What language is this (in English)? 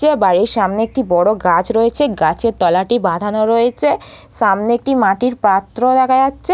Bangla